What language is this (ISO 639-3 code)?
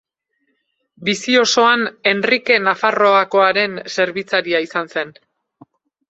eus